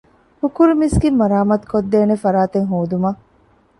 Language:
Divehi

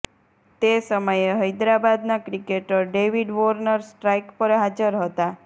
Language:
Gujarati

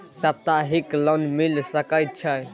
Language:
Maithili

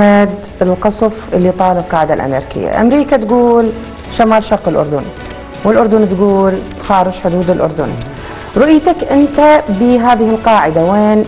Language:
Arabic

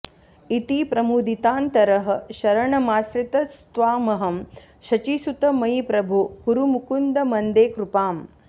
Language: Sanskrit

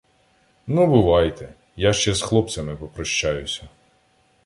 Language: Ukrainian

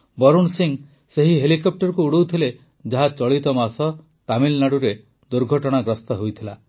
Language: Odia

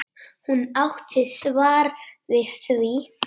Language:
Icelandic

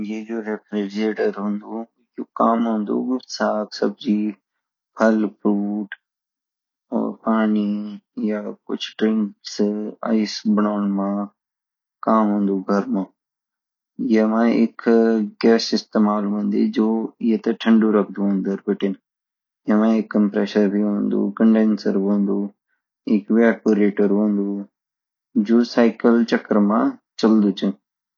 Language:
Garhwali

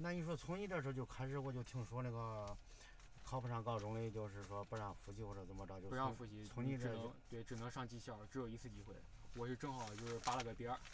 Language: Chinese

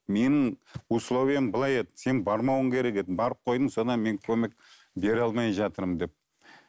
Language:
Kazakh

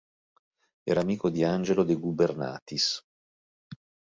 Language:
Italian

